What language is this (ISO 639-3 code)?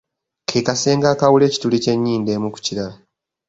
lug